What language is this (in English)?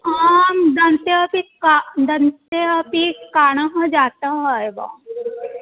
Sanskrit